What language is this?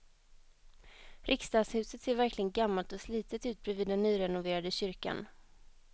Swedish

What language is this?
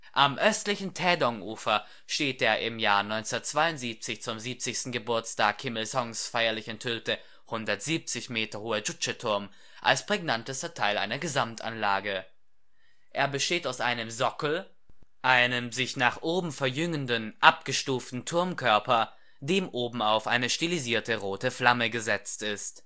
German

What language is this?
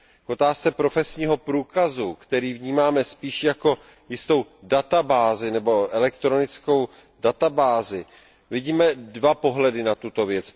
Czech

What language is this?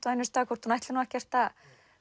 Icelandic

